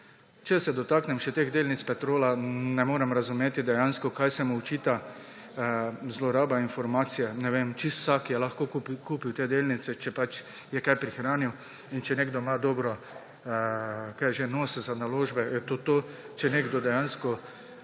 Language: Slovenian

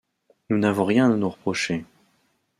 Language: French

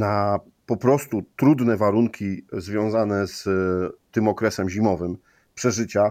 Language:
Polish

